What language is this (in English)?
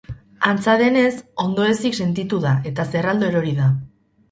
Basque